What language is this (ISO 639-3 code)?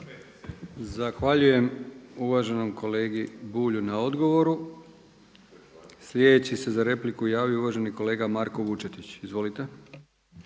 hrv